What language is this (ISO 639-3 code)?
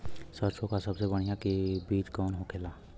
bho